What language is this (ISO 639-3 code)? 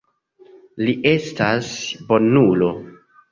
epo